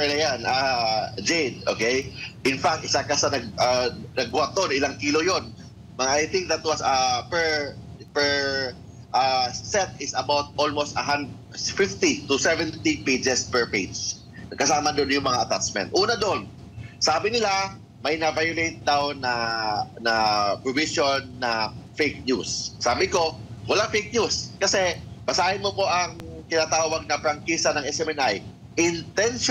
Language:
Filipino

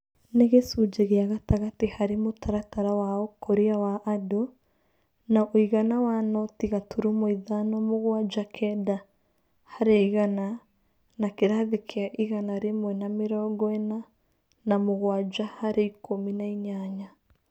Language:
Kikuyu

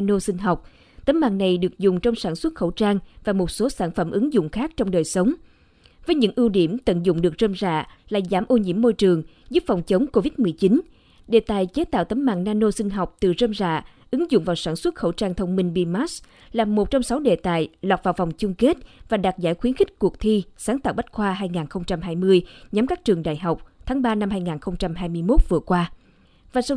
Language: Vietnamese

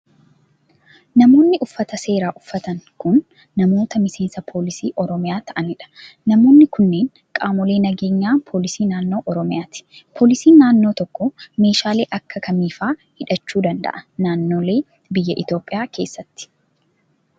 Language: Oromo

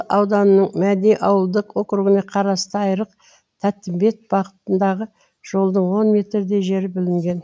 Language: Kazakh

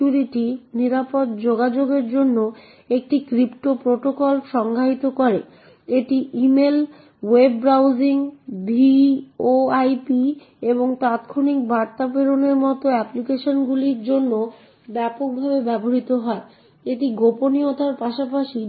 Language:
Bangla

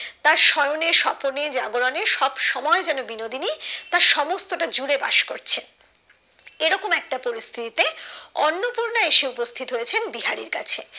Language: Bangla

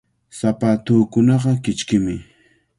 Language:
Cajatambo North Lima Quechua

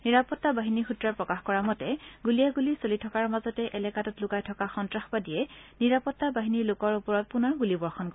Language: Assamese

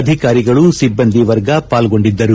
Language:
Kannada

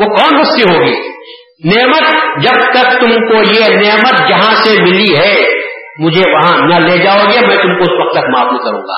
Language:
Urdu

